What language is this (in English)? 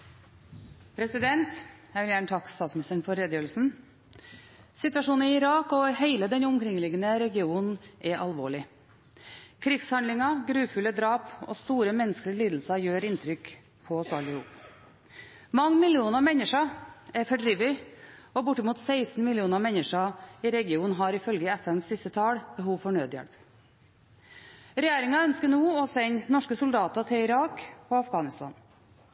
Norwegian